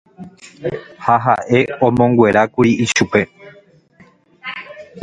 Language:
Guarani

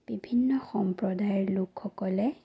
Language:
Assamese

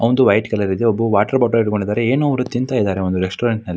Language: Kannada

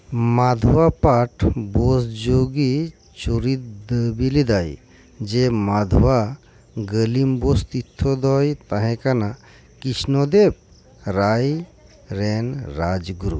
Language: Santali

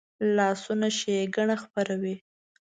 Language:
Pashto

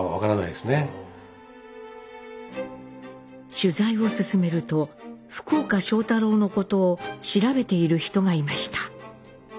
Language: Japanese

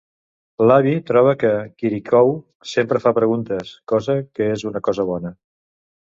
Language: Catalan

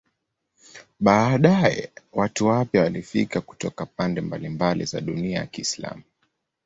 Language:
Swahili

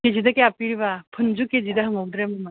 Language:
Manipuri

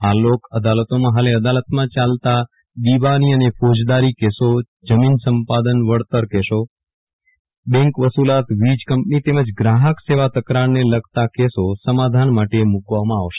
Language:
Gujarati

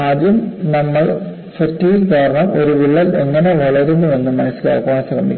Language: Malayalam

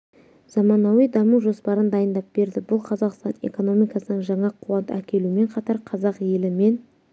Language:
Kazakh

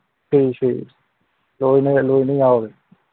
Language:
Manipuri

